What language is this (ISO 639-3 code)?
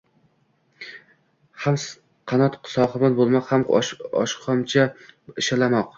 uzb